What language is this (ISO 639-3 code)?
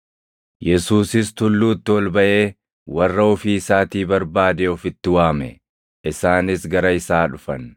orm